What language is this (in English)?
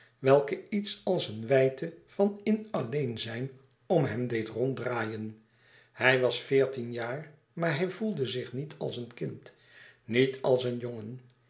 Dutch